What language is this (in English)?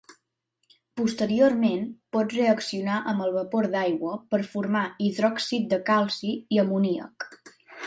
Catalan